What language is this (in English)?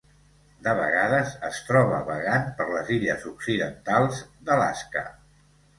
Catalan